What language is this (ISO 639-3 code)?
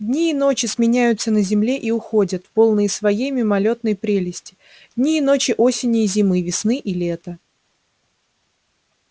rus